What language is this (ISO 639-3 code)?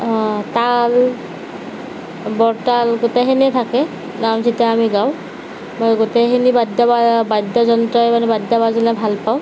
asm